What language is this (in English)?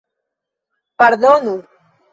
Esperanto